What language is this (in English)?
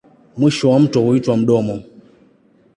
Swahili